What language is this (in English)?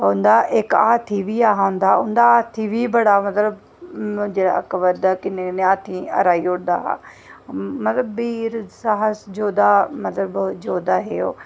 Dogri